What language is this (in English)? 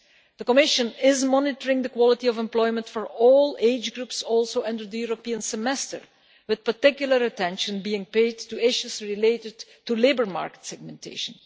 English